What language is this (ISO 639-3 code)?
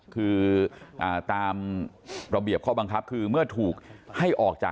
tha